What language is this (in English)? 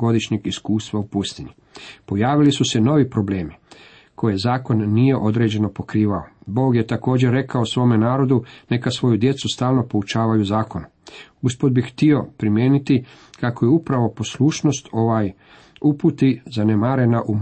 Croatian